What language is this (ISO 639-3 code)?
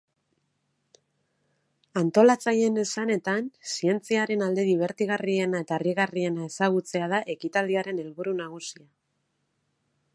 eus